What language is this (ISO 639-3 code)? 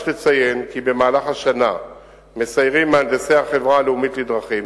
heb